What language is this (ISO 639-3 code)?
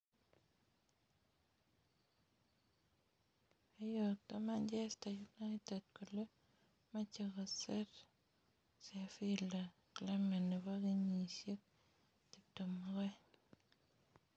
kln